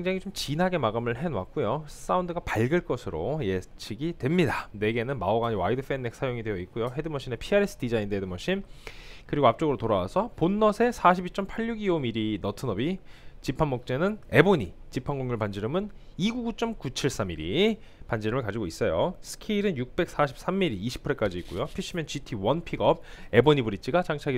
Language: Korean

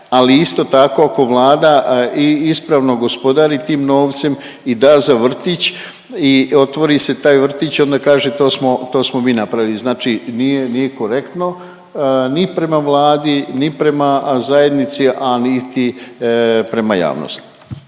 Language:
Croatian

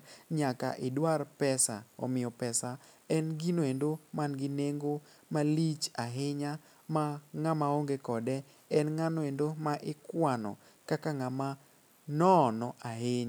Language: Luo (Kenya and Tanzania)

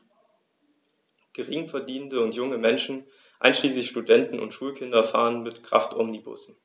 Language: German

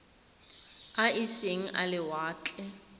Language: Tswana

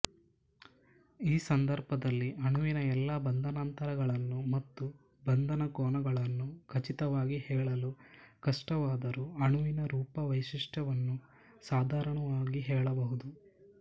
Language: Kannada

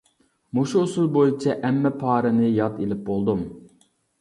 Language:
Uyghur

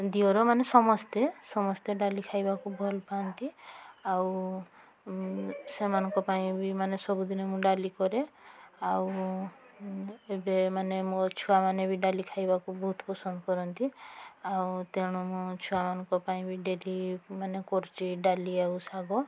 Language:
Odia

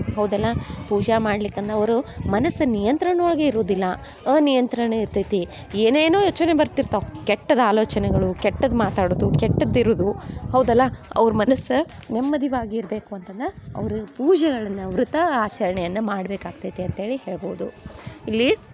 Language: Kannada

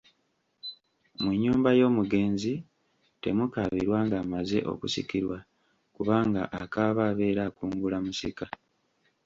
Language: Ganda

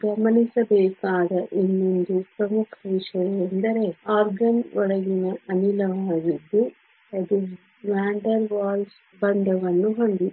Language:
Kannada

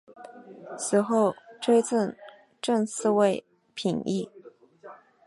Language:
Chinese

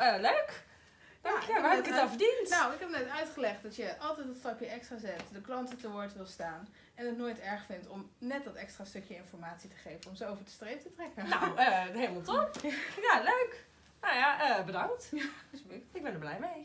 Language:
Dutch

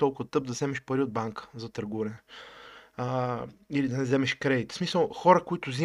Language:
Bulgarian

